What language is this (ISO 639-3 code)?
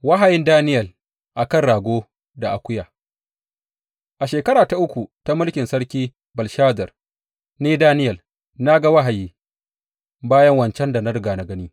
hau